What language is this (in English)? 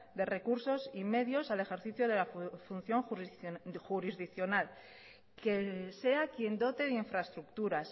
Spanish